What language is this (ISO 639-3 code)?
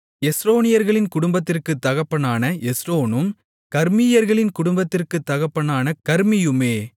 tam